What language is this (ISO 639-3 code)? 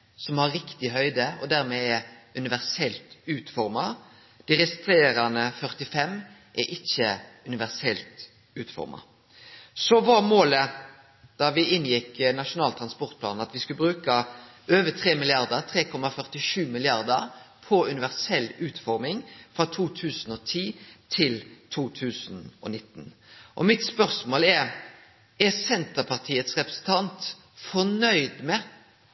nno